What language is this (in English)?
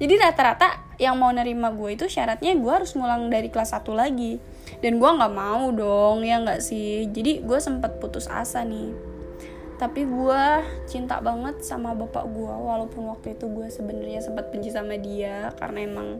Indonesian